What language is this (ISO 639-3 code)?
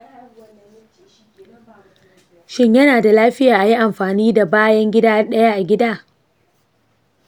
hau